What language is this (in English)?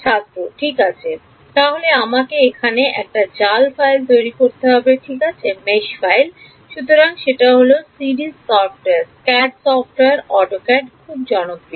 Bangla